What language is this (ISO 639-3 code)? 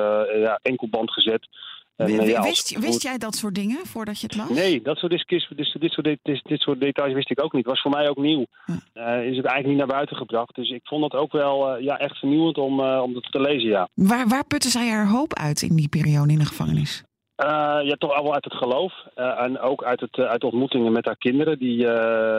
nld